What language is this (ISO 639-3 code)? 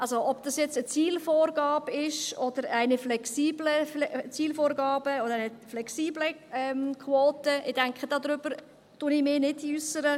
gsw